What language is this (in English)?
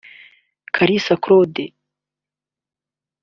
Kinyarwanda